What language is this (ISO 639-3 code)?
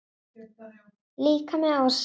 isl